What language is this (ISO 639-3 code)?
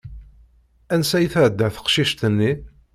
kab